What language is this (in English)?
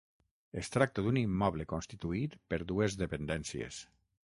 Catalan